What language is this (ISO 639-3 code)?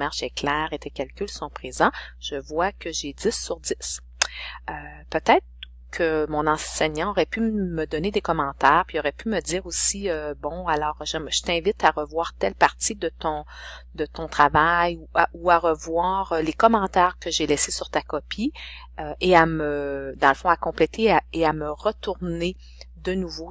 fra